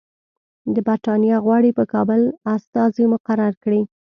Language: Pashto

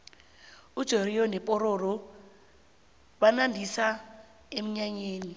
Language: South Ndebele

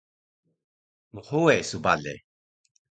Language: Taroko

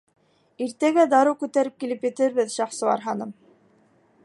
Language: Bashkir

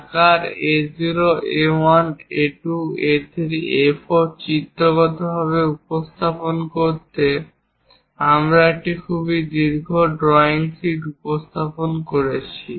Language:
Bangla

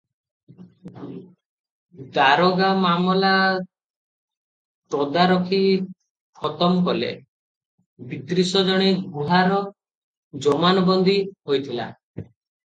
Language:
Odia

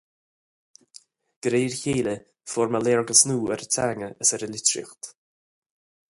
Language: Irish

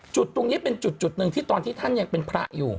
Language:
Thai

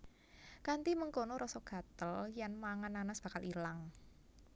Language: Javanese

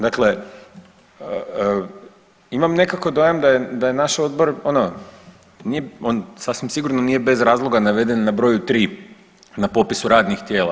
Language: Croatian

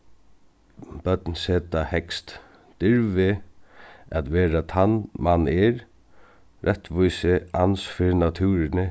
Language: Faroese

